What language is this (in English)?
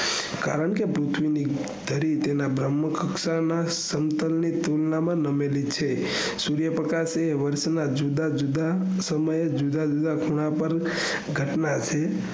Gujarati